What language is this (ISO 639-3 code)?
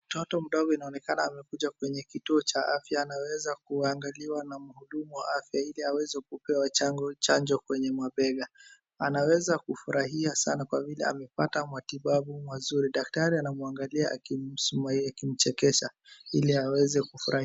swa